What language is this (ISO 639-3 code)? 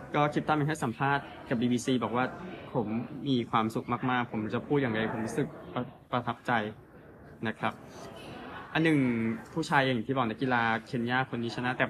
tha